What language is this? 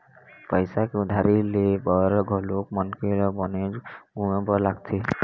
Chhattisgarhi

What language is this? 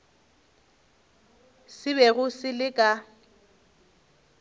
Northern Sotho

